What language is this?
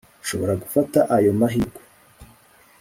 Kinyarwanda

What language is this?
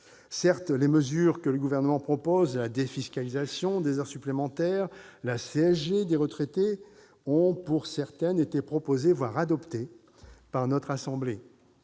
French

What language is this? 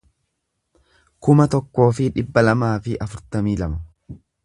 Oromo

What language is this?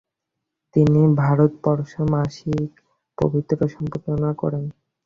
Bangla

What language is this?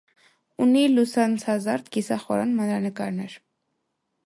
Armenian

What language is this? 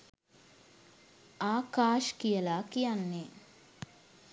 Sinhala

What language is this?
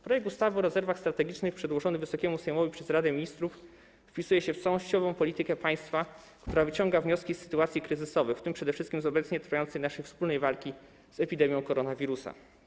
Polish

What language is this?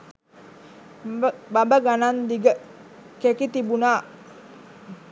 Sinhala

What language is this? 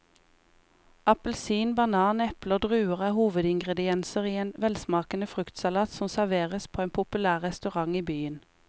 Norwegian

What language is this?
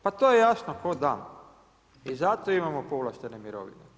Croatian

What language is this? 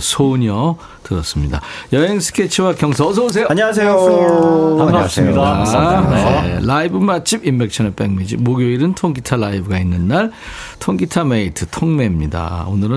Korean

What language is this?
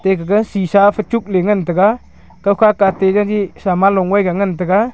Wancho Naga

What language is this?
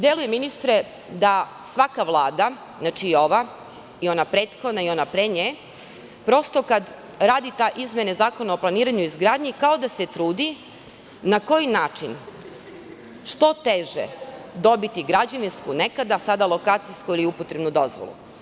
Serbian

